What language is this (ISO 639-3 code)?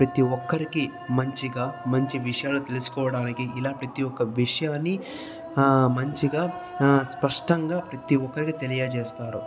tel